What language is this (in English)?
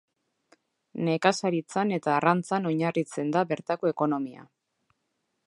Basque